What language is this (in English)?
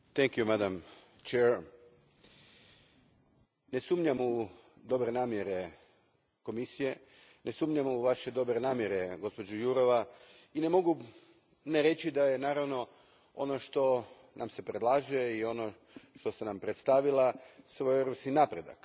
Croatian